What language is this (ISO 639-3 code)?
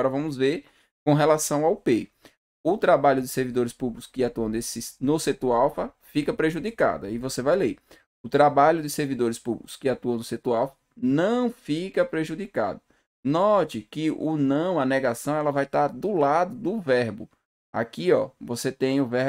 por